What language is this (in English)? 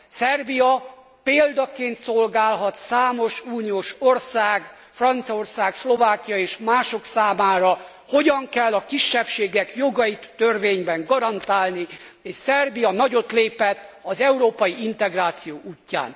Hungarian